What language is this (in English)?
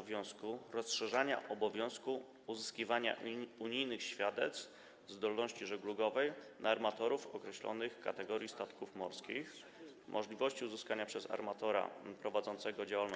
Polish